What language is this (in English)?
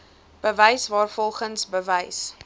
Afrikaans